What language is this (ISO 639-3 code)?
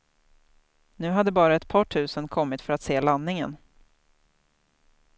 swe